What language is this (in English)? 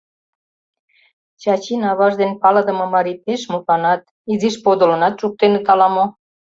Mari